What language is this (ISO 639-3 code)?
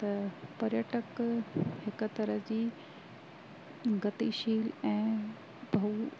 snd